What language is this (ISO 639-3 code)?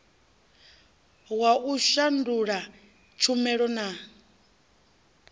ven